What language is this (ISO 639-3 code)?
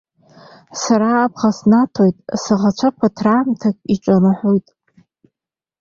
abk